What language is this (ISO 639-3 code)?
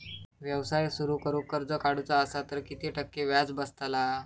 mar